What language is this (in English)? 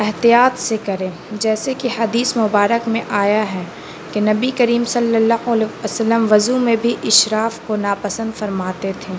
Urdu